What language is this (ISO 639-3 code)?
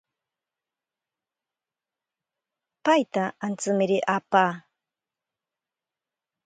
prq